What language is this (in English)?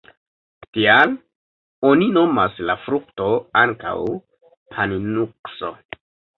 Esperanto